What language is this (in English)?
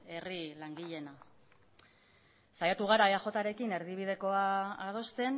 Basque